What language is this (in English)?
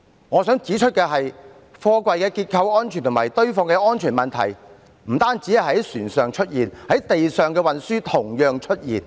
Cantonese